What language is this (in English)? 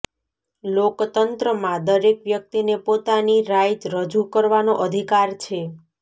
Gujarati